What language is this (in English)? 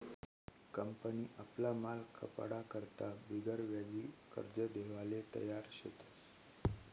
Marathi